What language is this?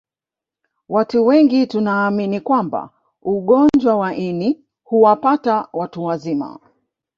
Swahili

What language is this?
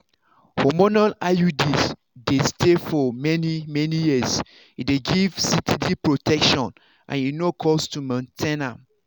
Nigerian Pidgin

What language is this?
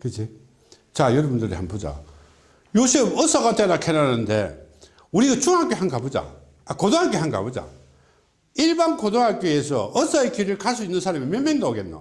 Korean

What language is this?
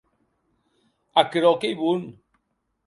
Occitan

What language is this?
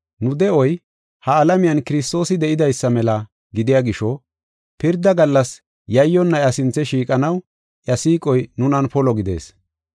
Gofa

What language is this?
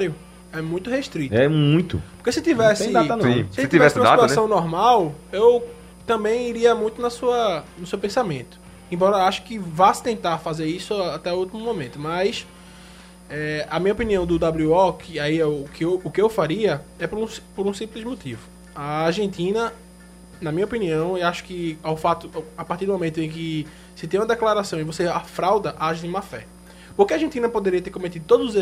Portuguese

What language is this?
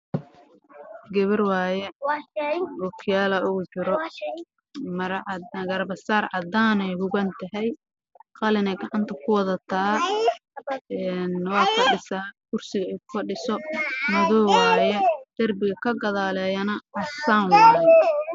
Somali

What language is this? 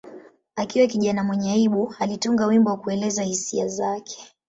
Swahili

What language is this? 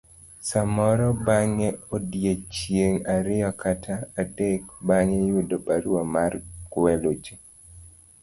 Luo (Kenya and Tanzania)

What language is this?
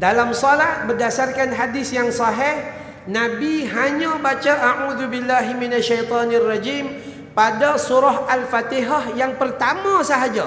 Malay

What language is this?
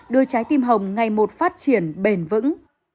Vietnamese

